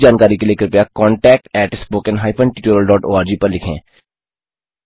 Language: Hindi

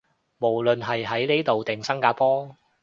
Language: Cantonese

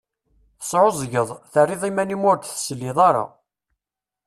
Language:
Kabyle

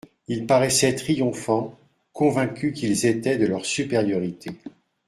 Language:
French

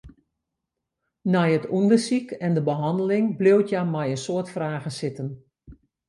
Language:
Western Frisian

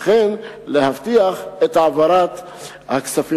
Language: Hebrew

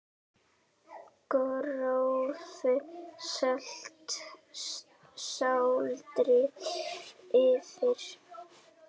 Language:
Icelandic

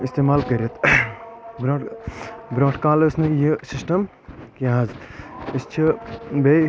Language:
Kashmiri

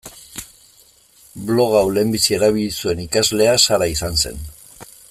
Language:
Basque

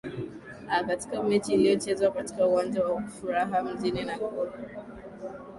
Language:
Swahili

